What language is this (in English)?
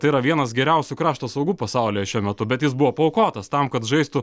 Lithuanian